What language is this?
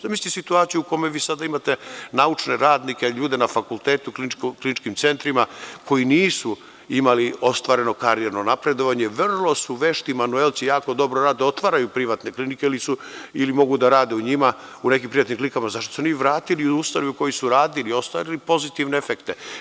Serbian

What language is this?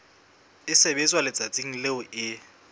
Southern Sotho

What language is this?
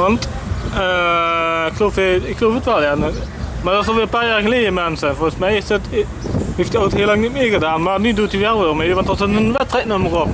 Dutch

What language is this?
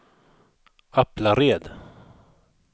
Swedish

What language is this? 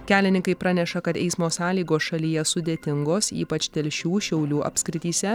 Lithuanian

